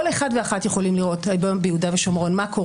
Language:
Hebrew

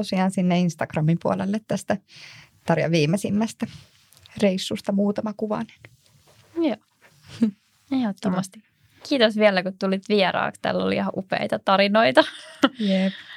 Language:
Finnish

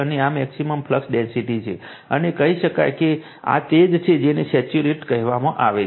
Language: Gujarati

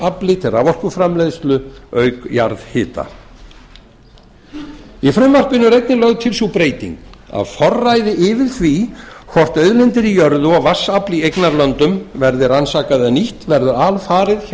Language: Icelandic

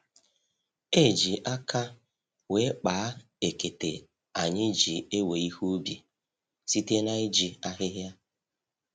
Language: Igbo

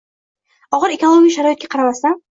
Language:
Uzbek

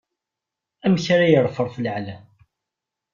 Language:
Kabyle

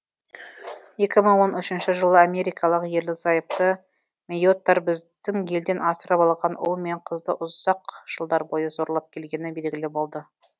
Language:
Kazakh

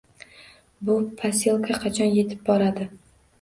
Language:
Uzbek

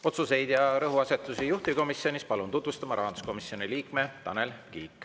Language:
Estonian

